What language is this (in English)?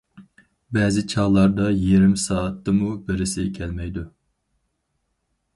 Uyghur